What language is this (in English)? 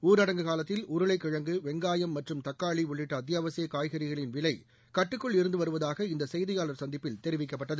Tamil